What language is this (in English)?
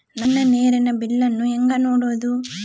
Kannada